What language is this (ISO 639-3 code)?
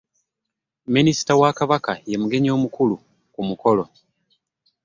lug